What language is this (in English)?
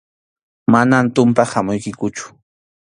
Arequipa-La Unión Quechua